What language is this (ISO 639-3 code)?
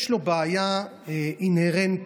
heb